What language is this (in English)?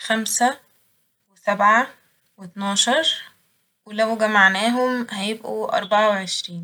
Egyptian Arabic